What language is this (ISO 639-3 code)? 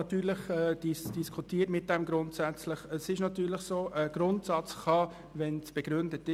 gsw